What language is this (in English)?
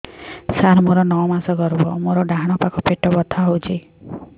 Odia